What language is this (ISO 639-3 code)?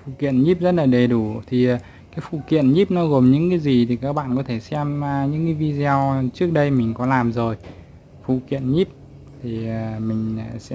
vie